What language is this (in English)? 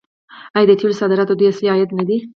Pashto